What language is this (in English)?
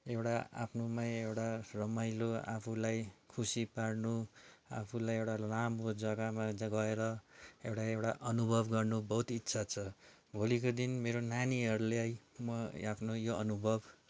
Nepali